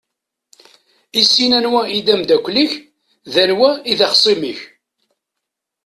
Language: Kabyle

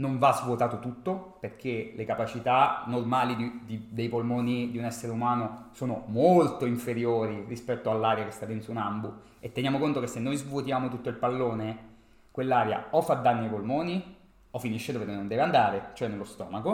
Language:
Italian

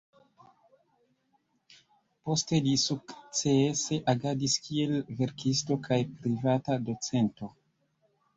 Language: Esperanto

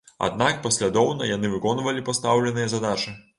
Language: Belarusian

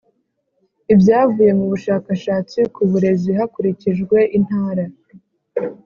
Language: Kinyarwanda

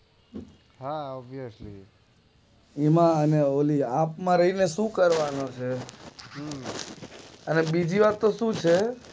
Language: Gujarati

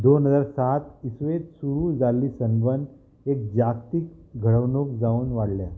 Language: Konkani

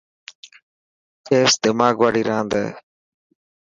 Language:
Dhatki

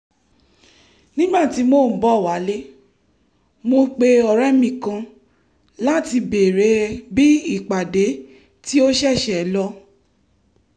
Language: Yoruba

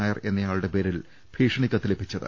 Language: Malayalam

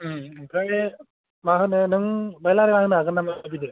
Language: Bodo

